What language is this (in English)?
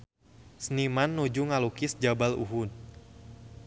Sundanese